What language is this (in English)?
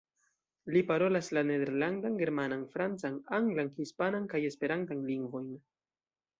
Esperanto